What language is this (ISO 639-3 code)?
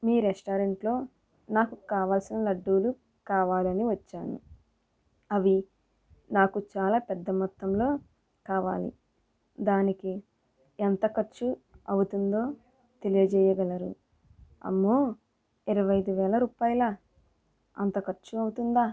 tel